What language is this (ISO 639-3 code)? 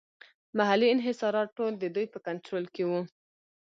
pus